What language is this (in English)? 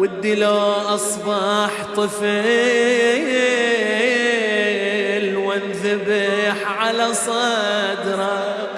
Arabic